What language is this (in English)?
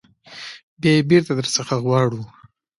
Pashto